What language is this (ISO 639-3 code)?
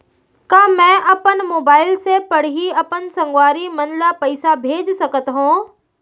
hne